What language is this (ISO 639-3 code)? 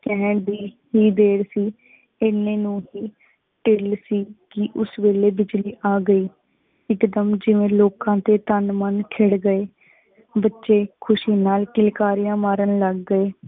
pan